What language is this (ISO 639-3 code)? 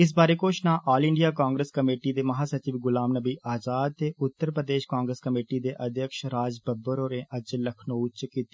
doi